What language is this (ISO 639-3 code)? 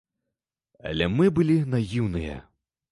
bel